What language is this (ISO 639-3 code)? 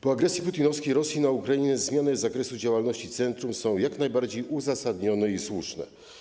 pol